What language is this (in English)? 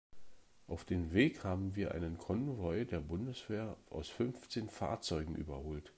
German